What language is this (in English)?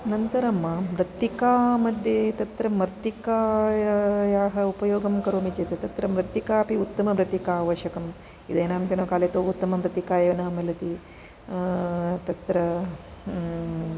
Sanskrit